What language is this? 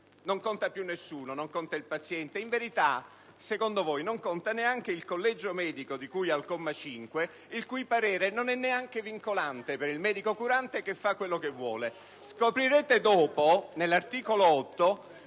Italian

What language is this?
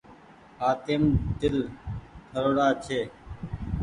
Goaria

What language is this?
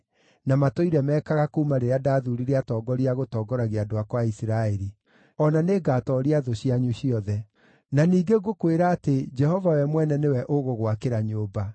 Kikuyu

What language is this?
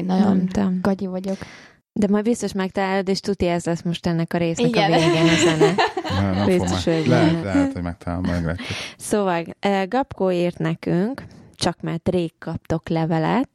Hungarian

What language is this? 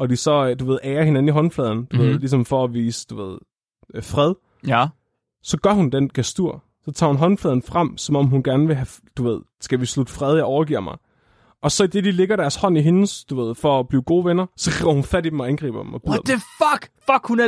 Danish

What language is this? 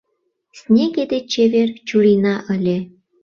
Mari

